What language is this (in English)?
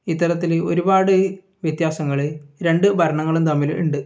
Malayalam